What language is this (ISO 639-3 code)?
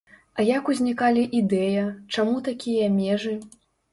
bel